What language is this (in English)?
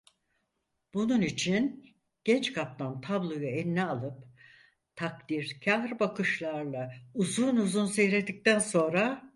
Turkish